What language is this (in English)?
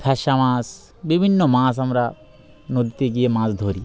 Bangla